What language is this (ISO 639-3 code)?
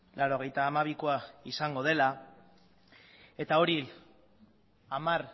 eus